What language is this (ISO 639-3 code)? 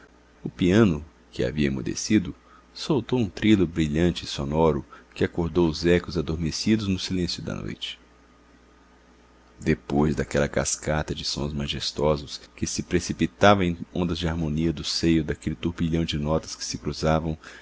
por